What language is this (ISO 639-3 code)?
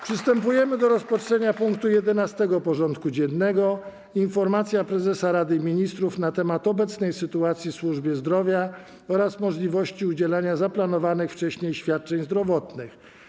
pol